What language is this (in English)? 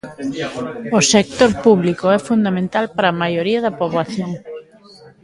Galician